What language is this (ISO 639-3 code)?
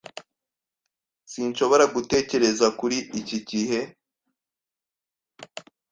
kin